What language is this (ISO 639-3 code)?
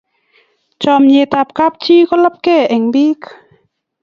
kln